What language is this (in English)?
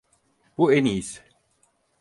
Turkish